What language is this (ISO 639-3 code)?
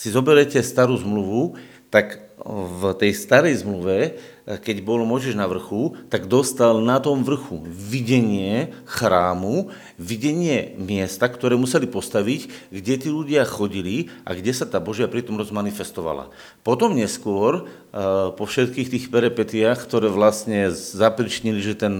slk